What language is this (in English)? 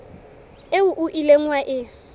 Southern Sotho